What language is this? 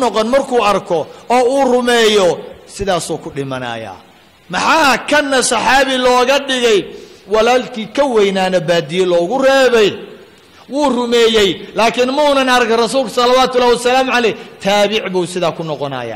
Arabic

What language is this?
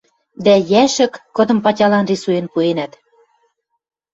Western Mari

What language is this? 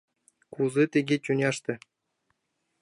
Mari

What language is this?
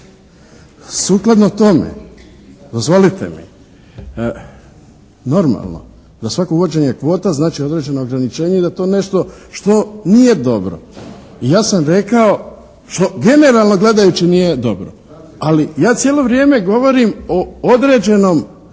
Croatian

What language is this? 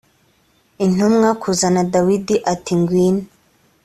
Kinyarwanda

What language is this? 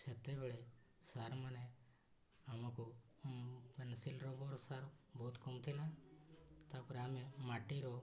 Odia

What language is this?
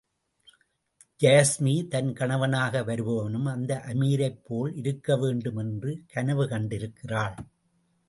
Tamil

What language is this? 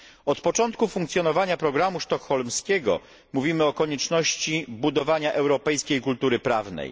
Polish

